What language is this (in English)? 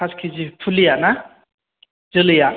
Bodo